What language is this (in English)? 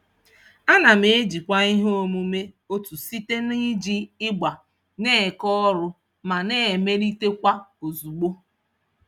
Igbo